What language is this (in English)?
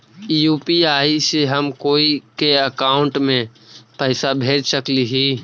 Magahi